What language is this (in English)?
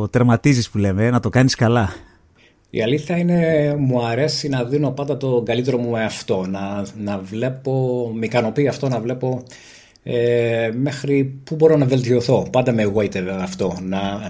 Greek